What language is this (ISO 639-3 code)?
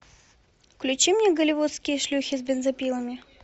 rus